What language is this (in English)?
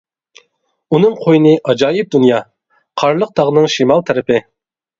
Uyghur